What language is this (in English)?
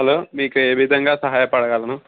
Telugu